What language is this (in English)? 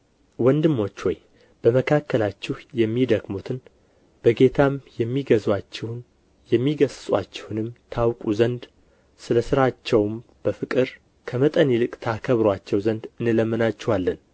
Amharic